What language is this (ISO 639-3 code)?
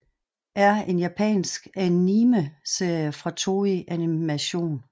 dan